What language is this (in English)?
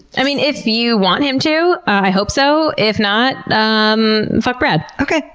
English